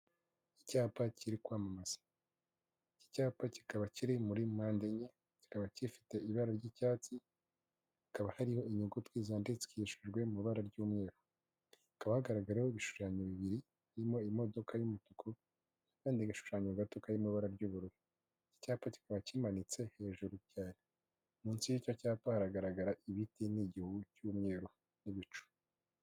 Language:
Kinyarwanda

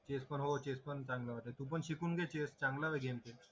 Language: Marathi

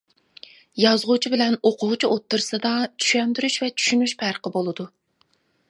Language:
Uyghur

